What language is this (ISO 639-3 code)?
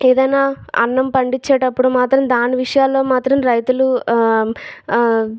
tel